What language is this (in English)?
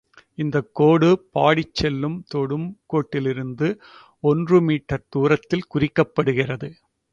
Tamil